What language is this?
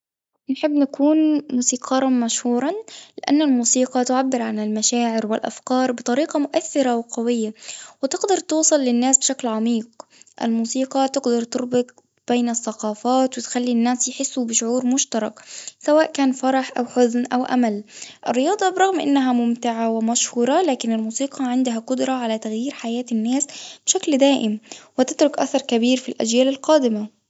Tunisian Arabic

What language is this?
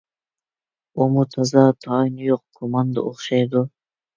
Uyghur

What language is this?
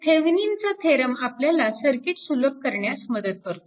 Marathi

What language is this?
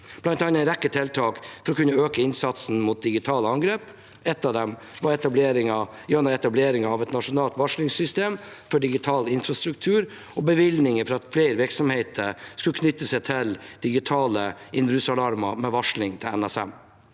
Norwegian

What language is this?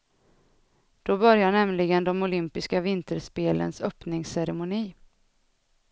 Swedish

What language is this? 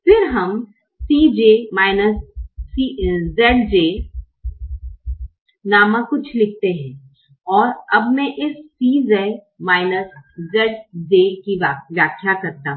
Hindi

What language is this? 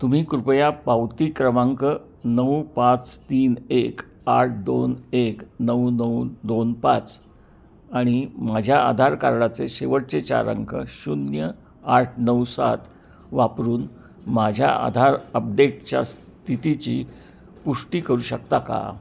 Marathi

